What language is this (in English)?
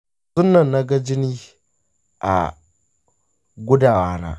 Hausa